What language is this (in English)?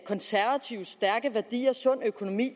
Danish